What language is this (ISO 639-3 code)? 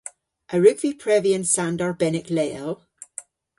cor